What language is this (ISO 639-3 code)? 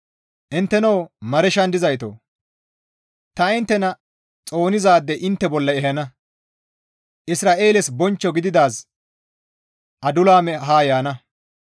gmv